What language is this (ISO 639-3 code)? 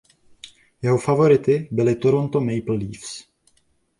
ces